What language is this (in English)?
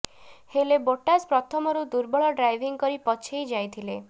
Odia